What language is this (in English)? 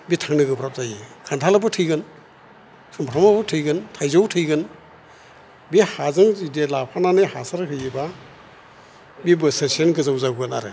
Bodo